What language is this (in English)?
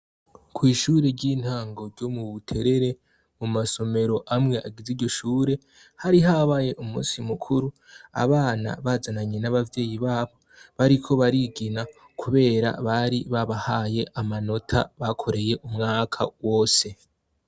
Rundi